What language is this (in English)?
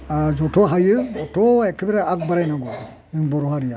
Bodo